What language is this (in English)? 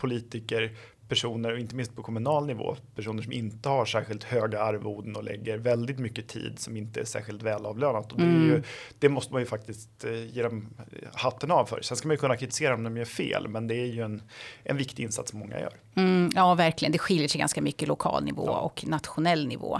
Swedish